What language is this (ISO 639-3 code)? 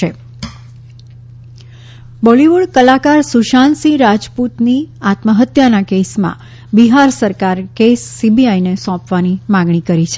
guj